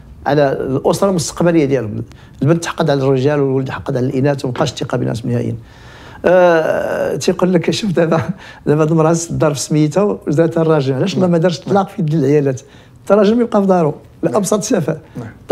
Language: Arabic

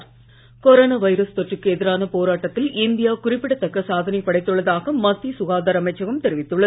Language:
Tamil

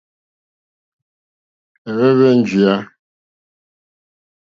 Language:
Mokpwe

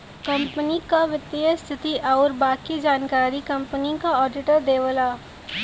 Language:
Bhojpuri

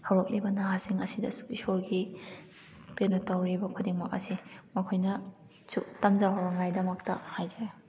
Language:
Manipuri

